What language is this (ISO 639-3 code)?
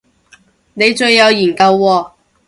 yue